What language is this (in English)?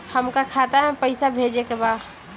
Bhojpuri